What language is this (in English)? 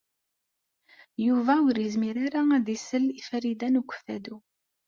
Kabyle